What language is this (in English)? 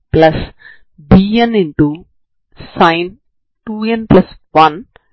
Telugu